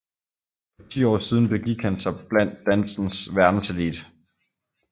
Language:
Danish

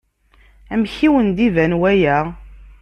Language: Kabyle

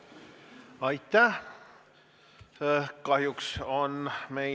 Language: Estonian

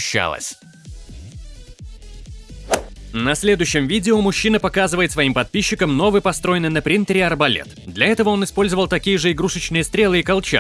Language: Russian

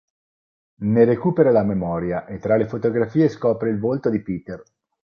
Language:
Italian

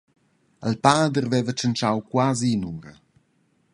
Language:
Romansh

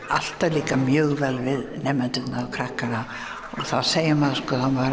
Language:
Icelandic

